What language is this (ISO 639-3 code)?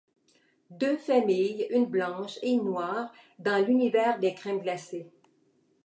fra